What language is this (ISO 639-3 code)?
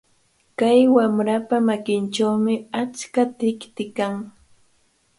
qvl